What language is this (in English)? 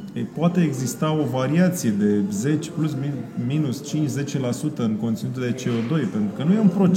Romanian